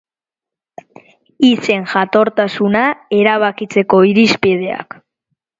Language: Basque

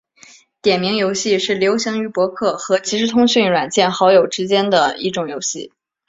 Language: Chinese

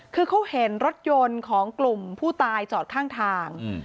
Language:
Thai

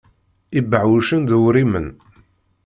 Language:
Kabyle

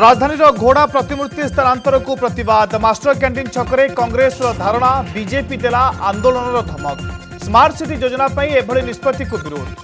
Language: Hindi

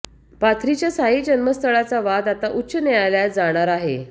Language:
Marathi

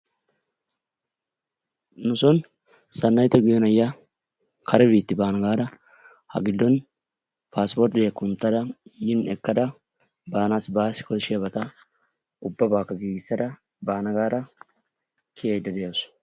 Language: Wolaytta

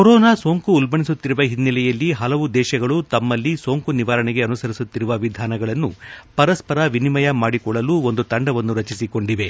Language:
Kannada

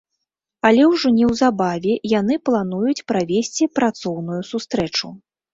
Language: Belarusian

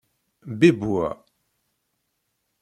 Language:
Kabyle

